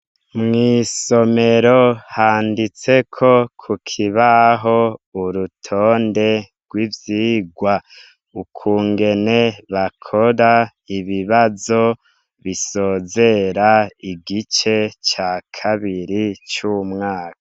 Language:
Rundi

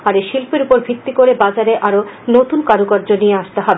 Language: Bangla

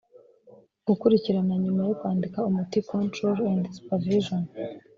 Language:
Kinyarwanda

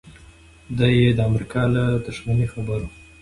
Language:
Pashto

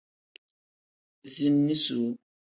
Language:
Tem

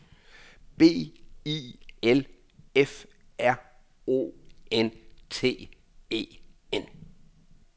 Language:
Danish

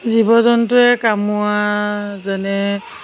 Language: Assamese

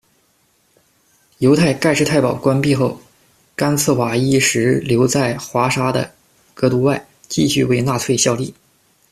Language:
Chinese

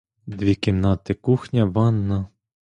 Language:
Ukrainian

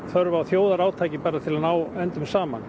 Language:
Icelandic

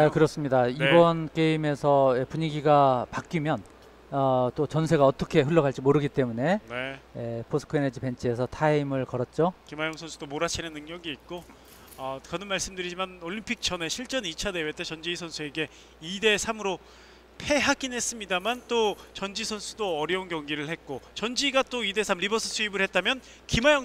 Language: Korean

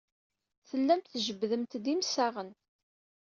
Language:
Kabyle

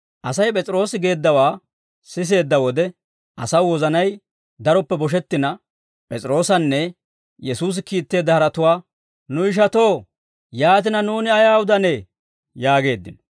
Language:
Dawro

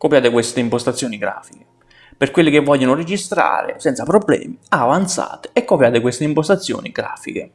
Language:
Italian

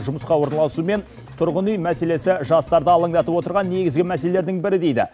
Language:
Kazakh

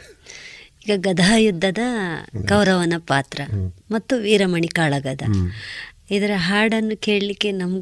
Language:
Kannada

